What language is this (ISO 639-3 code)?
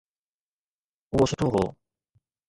snd